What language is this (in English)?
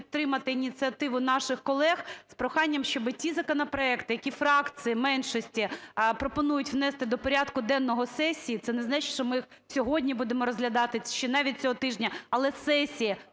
Ukrainian